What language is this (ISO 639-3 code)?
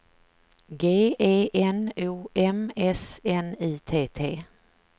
swe